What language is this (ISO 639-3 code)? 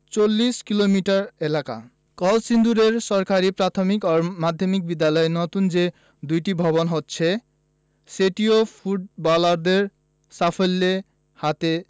ben